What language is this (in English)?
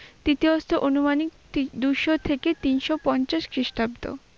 Bangla